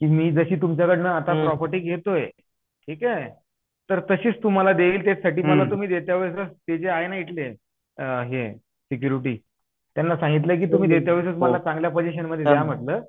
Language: Marathi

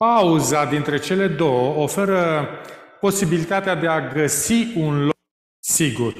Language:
Romanian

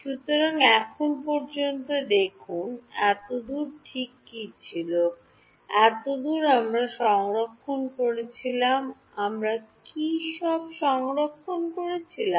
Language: Bangla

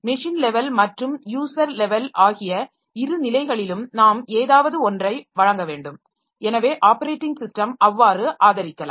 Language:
Tamil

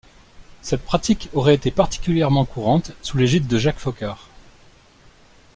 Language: French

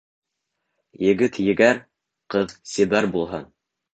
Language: Bashkir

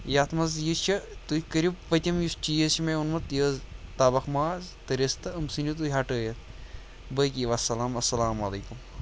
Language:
Kashmiri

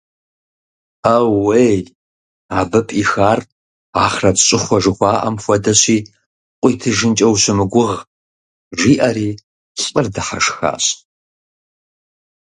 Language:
Kabardian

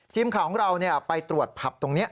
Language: Thai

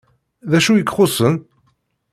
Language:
Kabyle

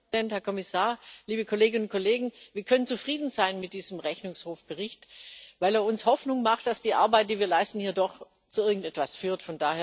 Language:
German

